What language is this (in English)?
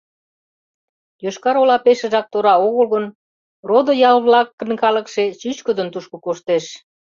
Mari